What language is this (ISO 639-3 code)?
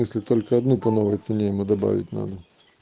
rus